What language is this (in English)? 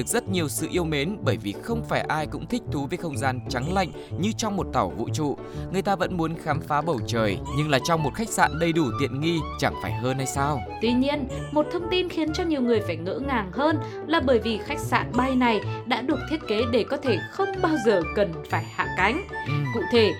Vietnamese